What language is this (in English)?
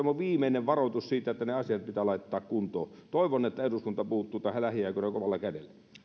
Finnish